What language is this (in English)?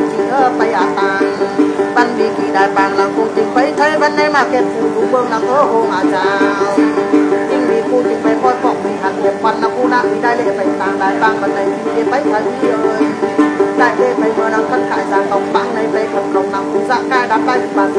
Thai